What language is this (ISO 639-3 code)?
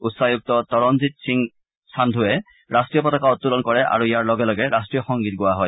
asm